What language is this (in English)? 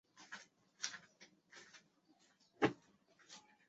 Chinese